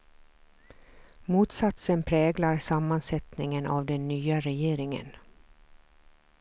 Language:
Swedish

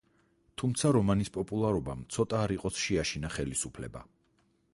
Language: Georgian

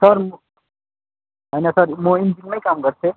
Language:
Nepali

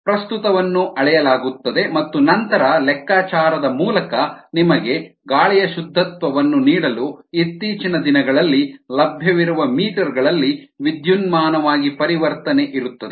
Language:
Kannada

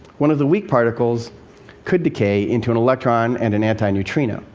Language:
English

